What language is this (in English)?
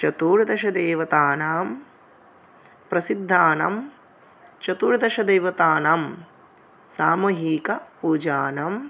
Sanskrit